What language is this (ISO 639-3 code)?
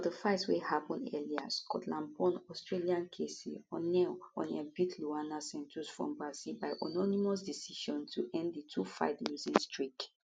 pcm